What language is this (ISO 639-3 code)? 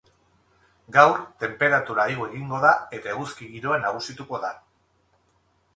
eus